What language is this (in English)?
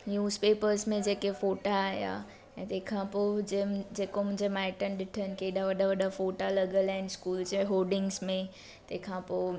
Sindhi